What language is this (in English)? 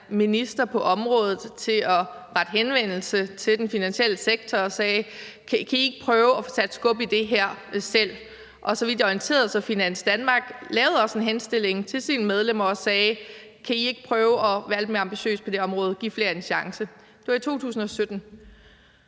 Danish